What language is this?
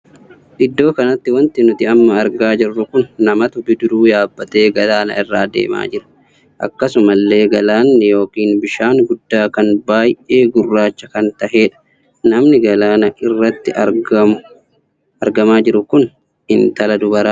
Oromo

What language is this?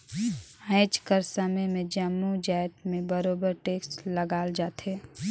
Chhattisgarhi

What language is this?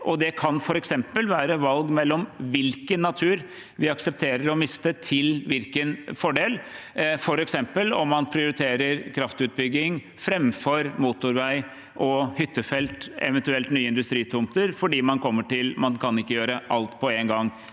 Norwegian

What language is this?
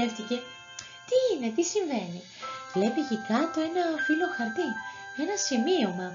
Greek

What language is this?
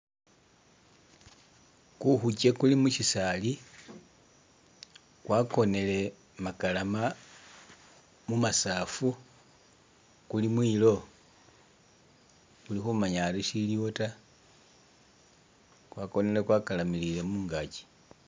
Masaaba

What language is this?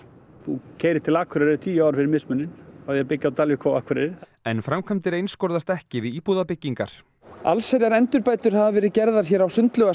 Icelandic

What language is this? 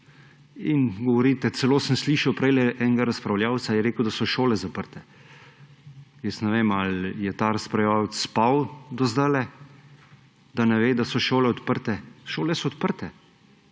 Slovenian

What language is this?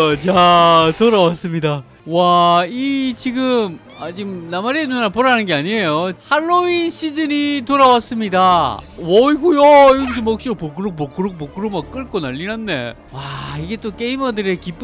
Korean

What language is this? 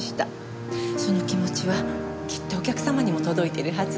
Japanese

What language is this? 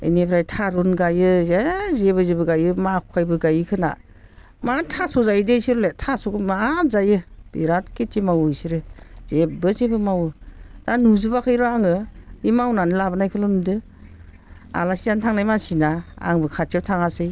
Bodo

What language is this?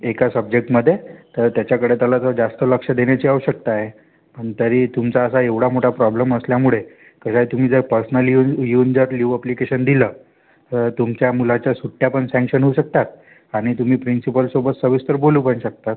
Marathi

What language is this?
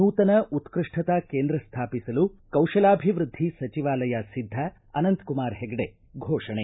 Kannada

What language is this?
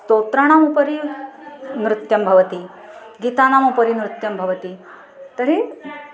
Sanskrit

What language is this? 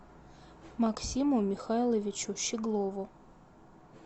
Russian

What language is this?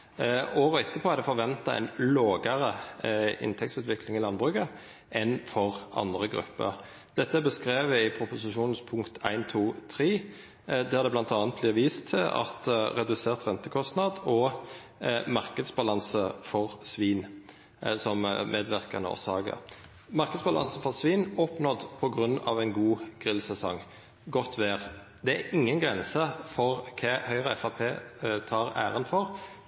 Norwegian Nynorsk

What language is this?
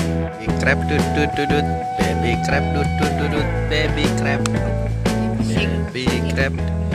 Indonesian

